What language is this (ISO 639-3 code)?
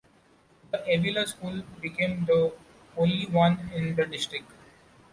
eng